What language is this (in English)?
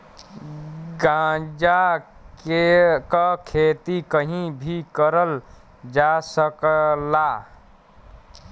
Bhojpuri